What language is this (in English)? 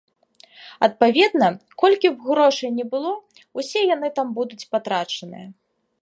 Belarusian